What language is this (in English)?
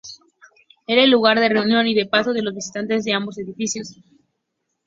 Spanish